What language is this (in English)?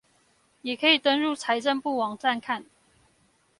Chinese